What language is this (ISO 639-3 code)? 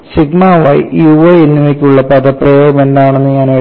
mal